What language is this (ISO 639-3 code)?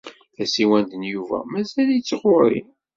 kab